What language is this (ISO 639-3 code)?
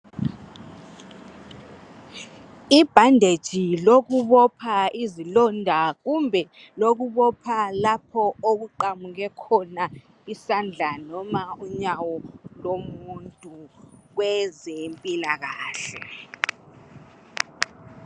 nde